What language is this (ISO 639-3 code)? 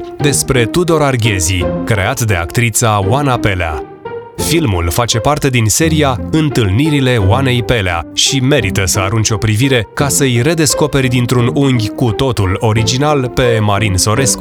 ron